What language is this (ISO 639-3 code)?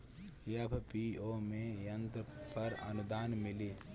bho